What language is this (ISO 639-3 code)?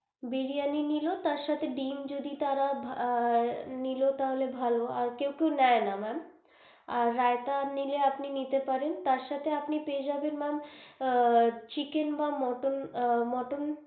ben